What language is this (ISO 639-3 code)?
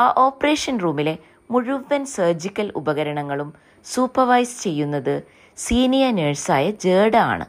mal